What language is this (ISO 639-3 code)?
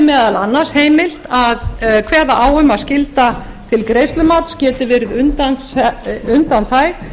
isl